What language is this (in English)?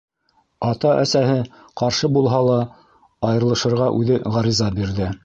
Bashkir